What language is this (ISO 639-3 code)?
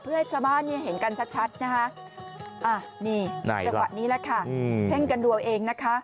tha